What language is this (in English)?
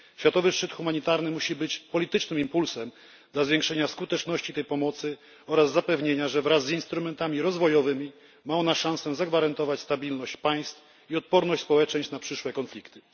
Polish